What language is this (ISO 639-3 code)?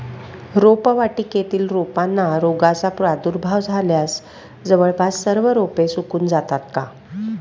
mar